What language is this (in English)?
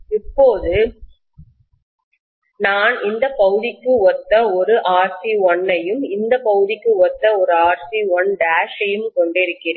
Tamil